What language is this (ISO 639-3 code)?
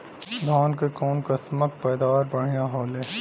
bho